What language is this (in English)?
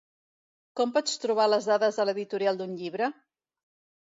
Catalan